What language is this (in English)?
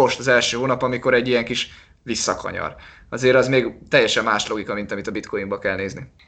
Hungarian